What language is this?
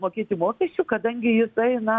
Lithuanian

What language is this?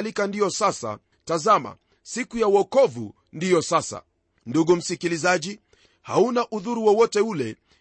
Swahili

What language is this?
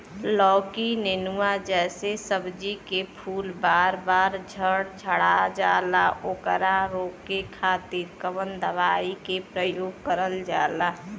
Bhojpuri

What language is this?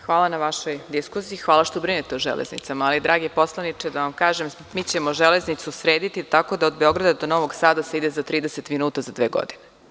Serbian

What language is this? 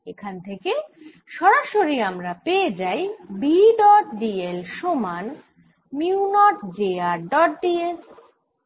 Bangla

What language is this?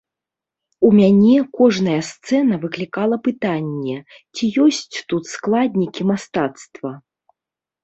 Belarusian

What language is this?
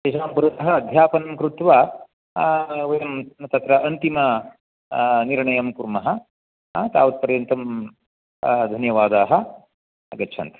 Sanskrit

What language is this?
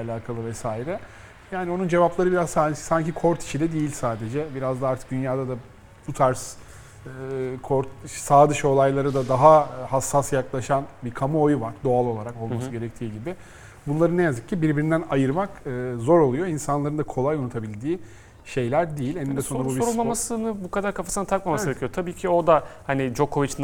Turkish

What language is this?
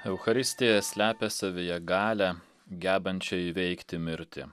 Lithuanian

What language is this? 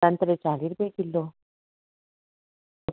Dogri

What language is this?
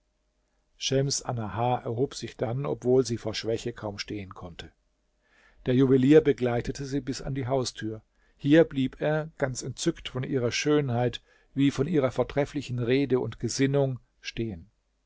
German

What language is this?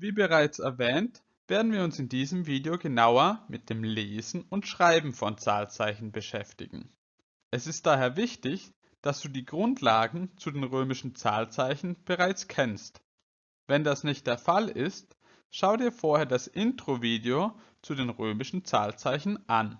German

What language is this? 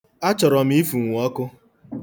Igbo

